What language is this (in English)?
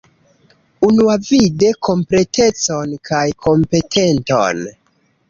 Esperanto